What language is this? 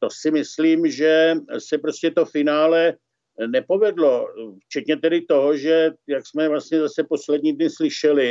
Czech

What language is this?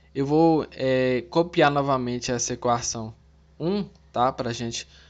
Portuguese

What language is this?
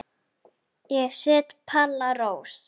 Icelandic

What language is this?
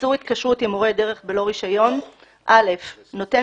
Hebrew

